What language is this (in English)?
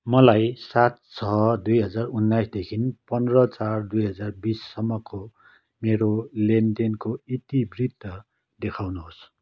Nepali